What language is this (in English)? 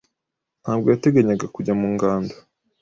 Kinyarwanda